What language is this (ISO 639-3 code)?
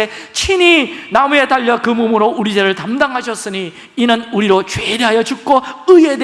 kor